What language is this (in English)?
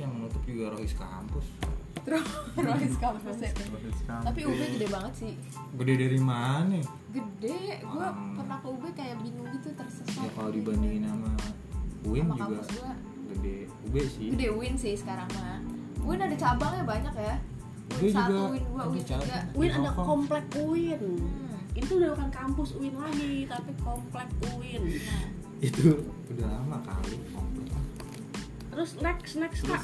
Indonesian